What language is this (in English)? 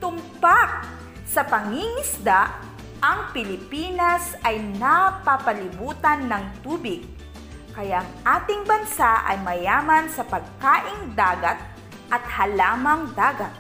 Filipino